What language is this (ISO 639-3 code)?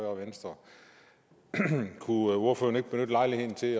dan